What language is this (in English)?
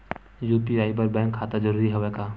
Chhattisgarhi